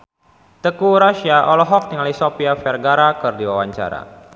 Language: Sundanese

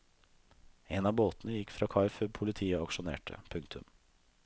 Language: Norwegian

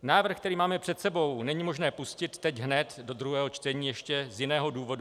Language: Czech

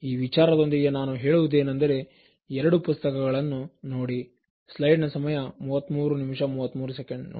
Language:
Kannada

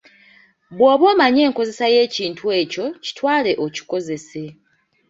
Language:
Ganda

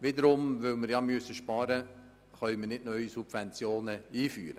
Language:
Swiss German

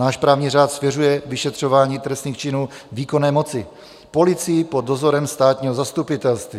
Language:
Czech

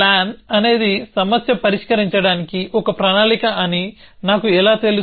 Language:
Telugu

